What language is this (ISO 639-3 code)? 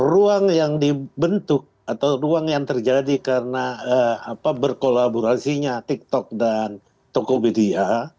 ind